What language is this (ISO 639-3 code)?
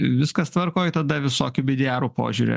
lit